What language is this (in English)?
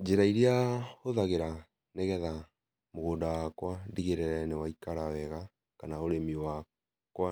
Kikuyu